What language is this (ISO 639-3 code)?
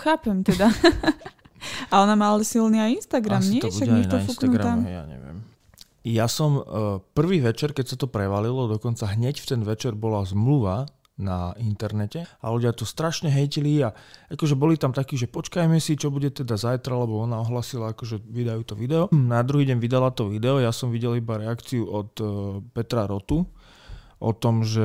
slk